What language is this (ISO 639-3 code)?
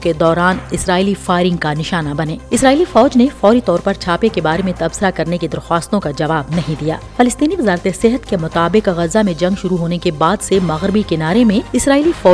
urd